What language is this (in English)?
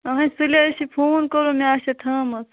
Kashmiri